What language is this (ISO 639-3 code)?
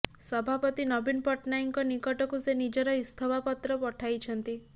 ori